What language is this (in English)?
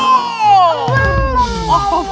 Indonesian